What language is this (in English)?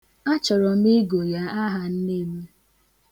Igbo